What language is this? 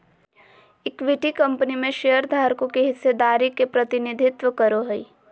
Magahi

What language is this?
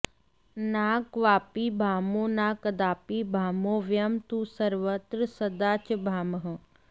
Sanskrit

